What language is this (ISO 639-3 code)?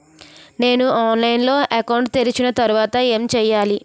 tel